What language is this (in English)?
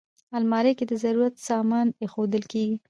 Pashto